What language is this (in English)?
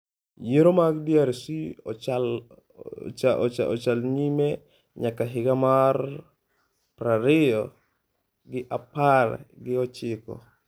Luo (Kenya and Tanzania)